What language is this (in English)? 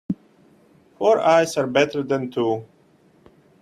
English